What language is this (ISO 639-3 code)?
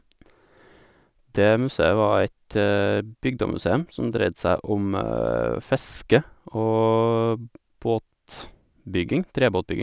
nor